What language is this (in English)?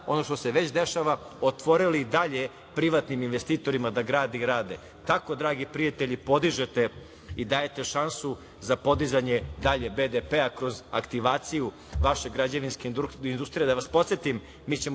Serbian